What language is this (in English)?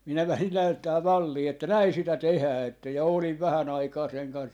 Finnish